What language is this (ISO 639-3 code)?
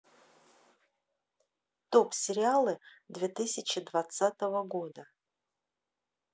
rus